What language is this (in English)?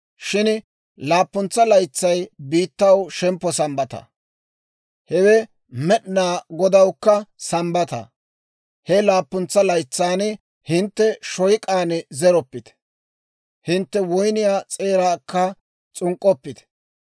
Dawro